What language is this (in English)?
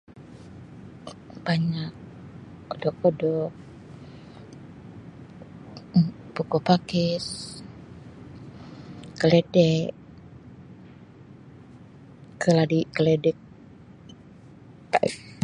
Sabah Malay